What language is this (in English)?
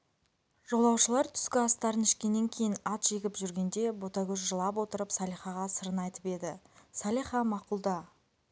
Kazakh